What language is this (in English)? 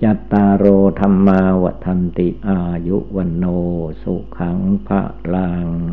Thai